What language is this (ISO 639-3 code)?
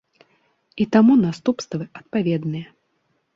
bel